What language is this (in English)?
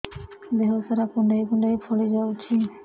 Odia